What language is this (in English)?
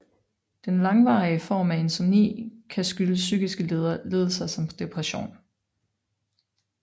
Danish